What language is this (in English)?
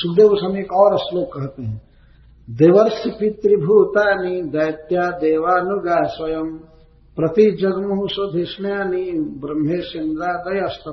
Hindi